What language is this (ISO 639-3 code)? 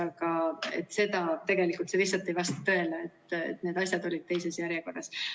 est